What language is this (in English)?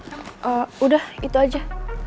Indonesian